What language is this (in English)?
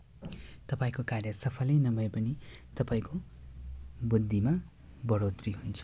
Nepali